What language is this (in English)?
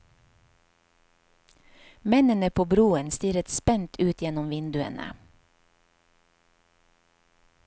Norwegian